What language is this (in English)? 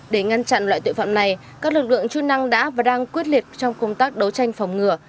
Vietnamese